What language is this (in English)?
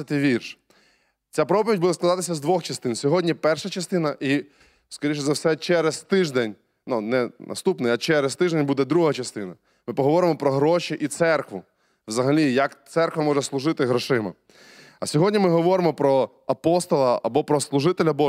Ukrainian